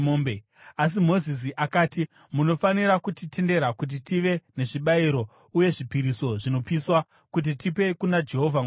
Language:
Shona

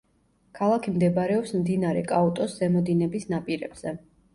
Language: Georgian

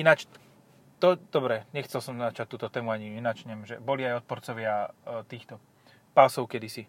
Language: Slovak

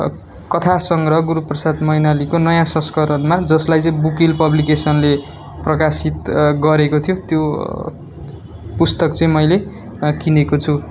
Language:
Nepali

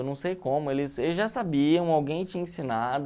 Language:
Portuguese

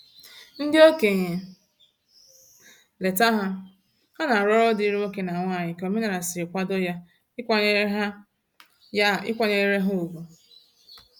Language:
Igbo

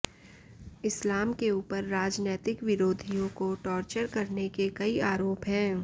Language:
Hindi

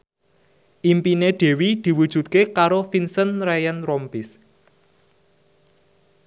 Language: Javanese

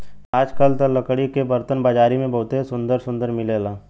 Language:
Bhojpuri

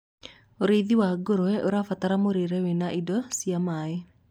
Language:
Kikuyu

